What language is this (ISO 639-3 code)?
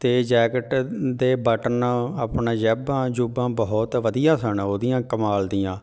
pan